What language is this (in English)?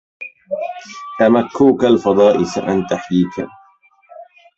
Arabic